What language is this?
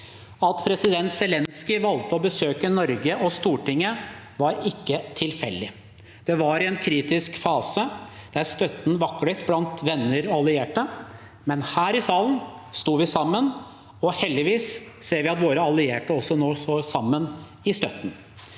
Norwegian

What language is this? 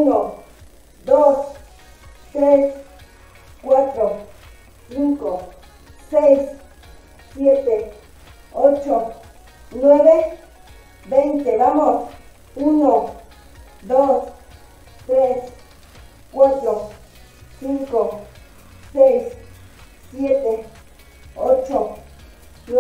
Spanish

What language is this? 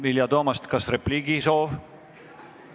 Estonian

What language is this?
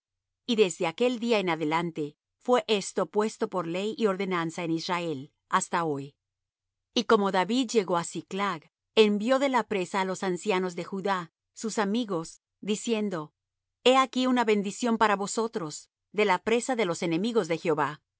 Spanish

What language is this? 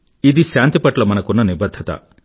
Telugu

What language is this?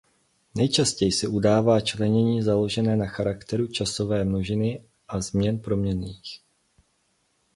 Czech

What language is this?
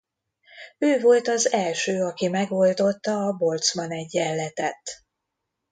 Hungarian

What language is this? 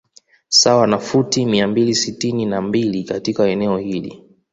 Swahili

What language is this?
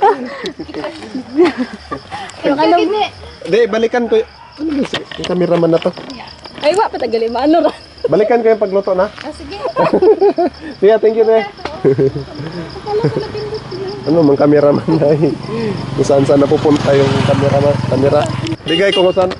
Filipino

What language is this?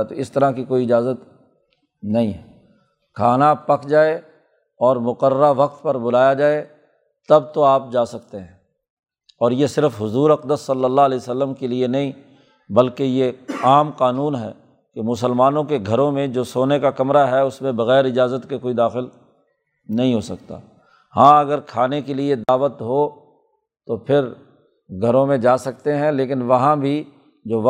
Urdu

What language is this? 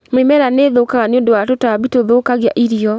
Kikuyu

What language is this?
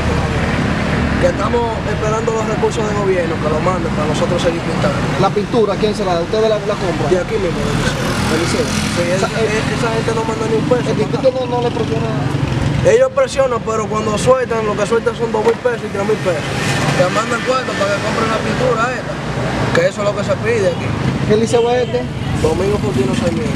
Spanish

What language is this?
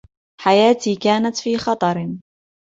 Arabic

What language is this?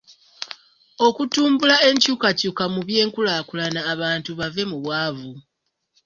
Ganda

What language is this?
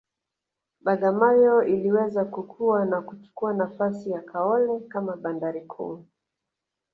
Swahili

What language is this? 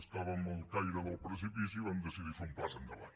Catalan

